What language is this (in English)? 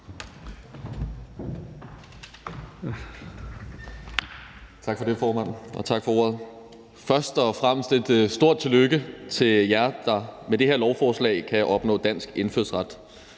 Danish